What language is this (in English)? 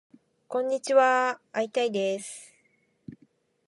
Japanese